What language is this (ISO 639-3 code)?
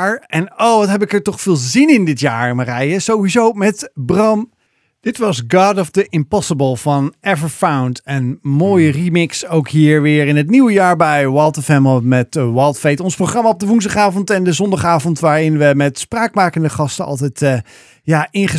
nld